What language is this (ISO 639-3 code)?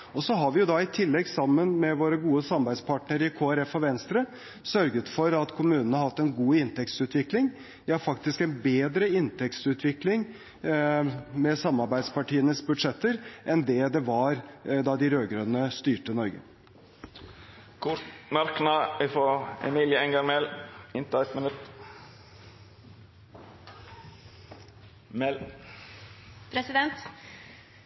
nor